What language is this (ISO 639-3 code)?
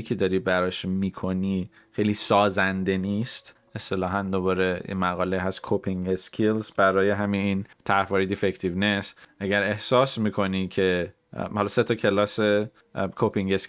fas